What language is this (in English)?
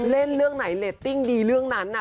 Thai